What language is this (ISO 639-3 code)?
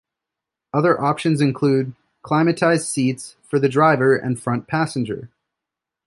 eng